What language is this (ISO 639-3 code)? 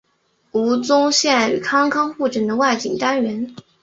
zho